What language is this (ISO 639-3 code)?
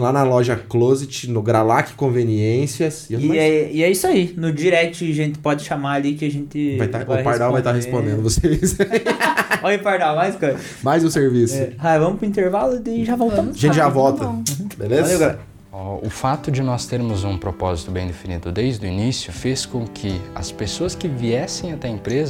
por